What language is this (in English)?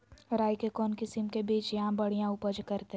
Magahi